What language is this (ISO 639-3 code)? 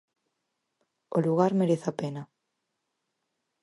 glg